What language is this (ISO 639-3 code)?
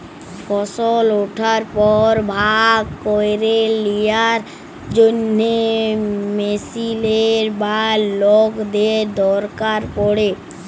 ben